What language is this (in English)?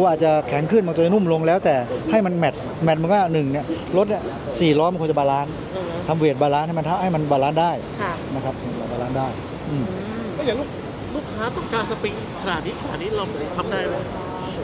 Thai